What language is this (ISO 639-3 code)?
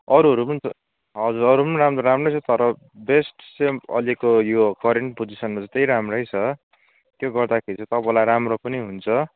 nep